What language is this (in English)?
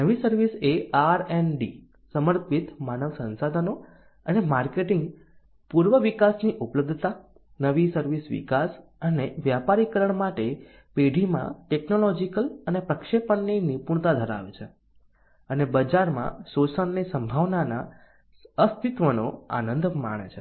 Gujarati